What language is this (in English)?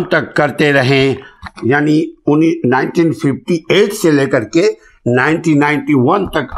Urdu